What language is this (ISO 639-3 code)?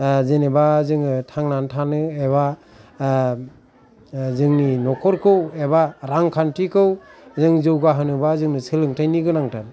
brx